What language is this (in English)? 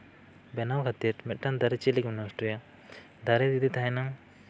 Santali